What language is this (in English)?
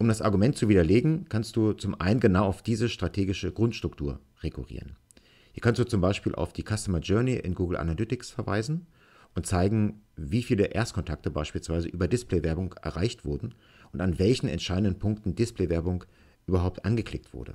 German